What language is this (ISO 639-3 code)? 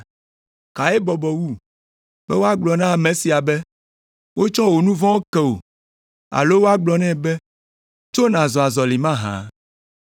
ewe